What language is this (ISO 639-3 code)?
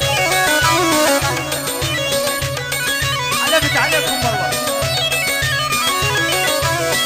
ara